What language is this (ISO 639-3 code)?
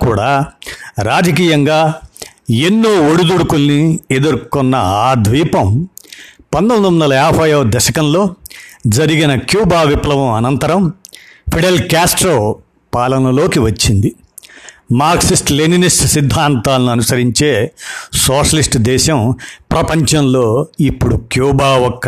tel